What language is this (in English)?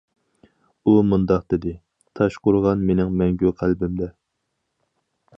Uyghur